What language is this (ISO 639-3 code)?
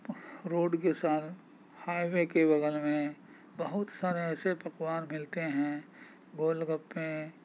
urd